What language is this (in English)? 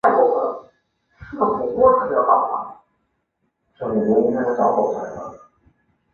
Chinese